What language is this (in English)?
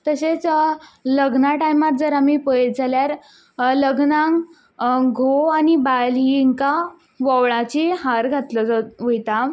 Konkani